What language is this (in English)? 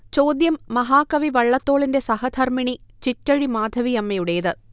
Malayalam